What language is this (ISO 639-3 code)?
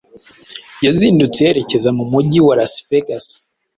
kin